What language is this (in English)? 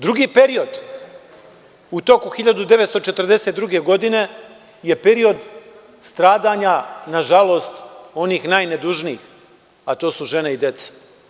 Serbian